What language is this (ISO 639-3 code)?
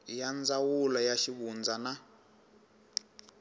tso